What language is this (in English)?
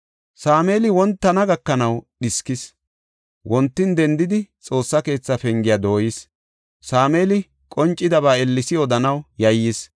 Gofa